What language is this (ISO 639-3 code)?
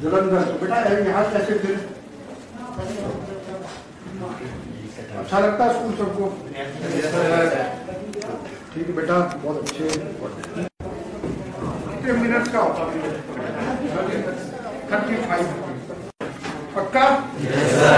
pol